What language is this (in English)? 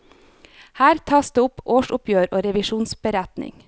Norwegian